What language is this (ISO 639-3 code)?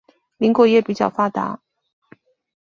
zho